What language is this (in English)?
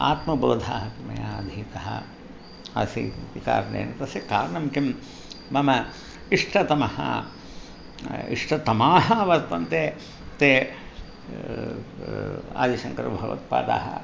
Sanskrit